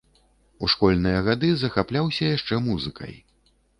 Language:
Belarusian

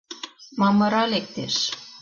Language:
Mari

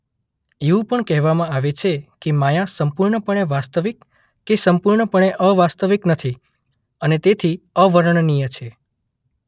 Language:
Gujarati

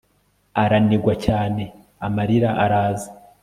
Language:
Kinyarwanda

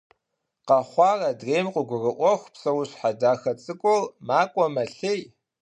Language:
Kabardian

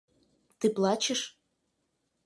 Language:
Russian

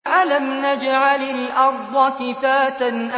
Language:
Arabic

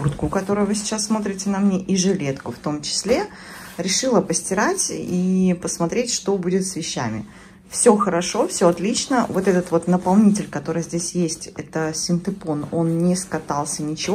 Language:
Russian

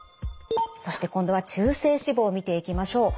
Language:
Japanese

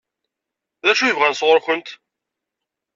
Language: Kabyle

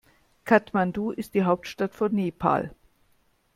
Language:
German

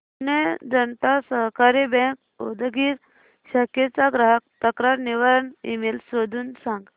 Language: Marathi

